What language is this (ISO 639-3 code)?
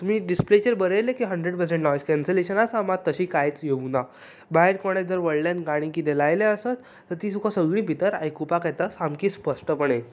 kok